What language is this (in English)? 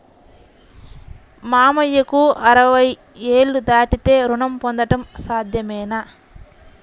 Telugu